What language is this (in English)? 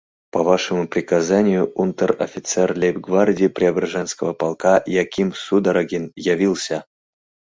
Mari